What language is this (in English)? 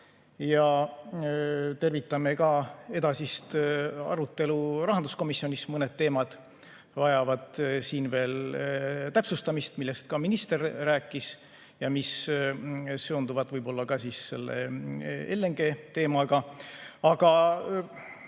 Estonian